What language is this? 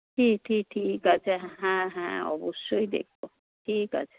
Bangla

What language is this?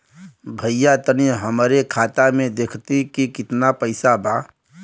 Bhojpuri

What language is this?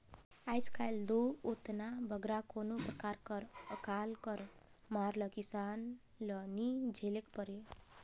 Chhattisgarhi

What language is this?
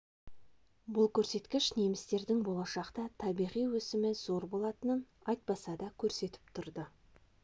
Kazakh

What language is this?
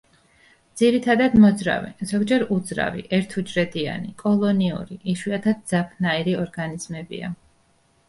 Georgian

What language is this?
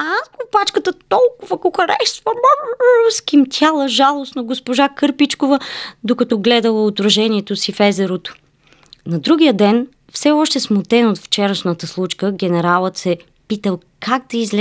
Bulgarian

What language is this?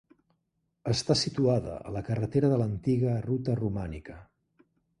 Catalan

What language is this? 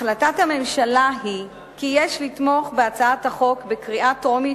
Hebrew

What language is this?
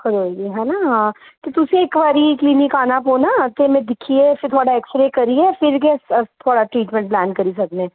Dogri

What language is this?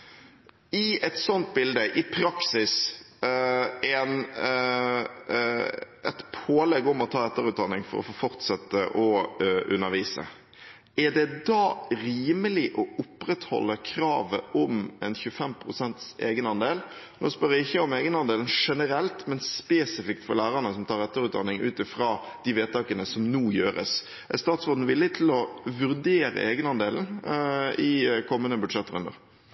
Norwegian Bokmål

